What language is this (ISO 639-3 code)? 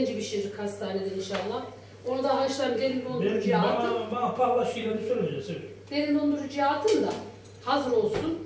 tur